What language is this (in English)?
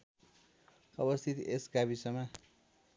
Nepali